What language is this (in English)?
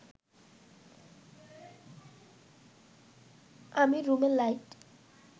Bangla